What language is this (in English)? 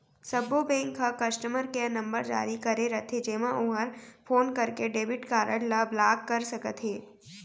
Chhattisgarhi